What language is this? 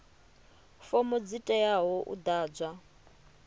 Venda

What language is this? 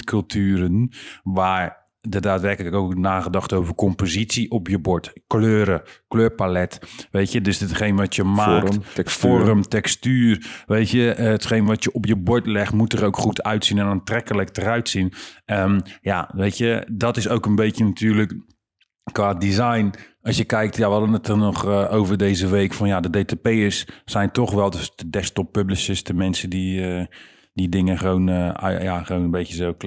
Dutch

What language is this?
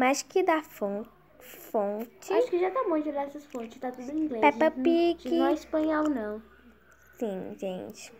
Portuguese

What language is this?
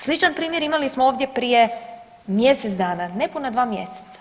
Croatian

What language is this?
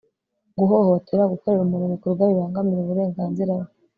Kinyarwanda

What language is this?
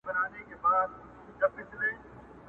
Pashto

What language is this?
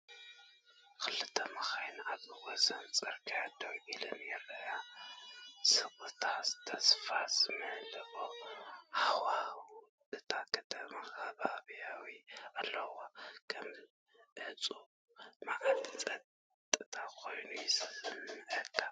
Tigrinya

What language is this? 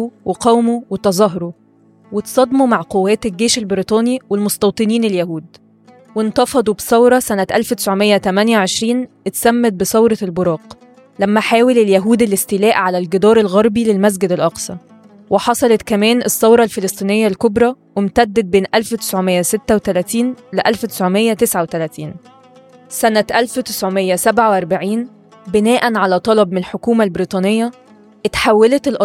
Arabic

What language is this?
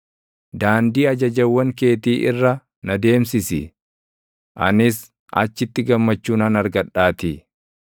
Oromo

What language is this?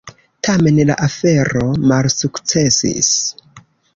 Esperanto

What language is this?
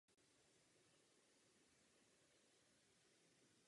Czech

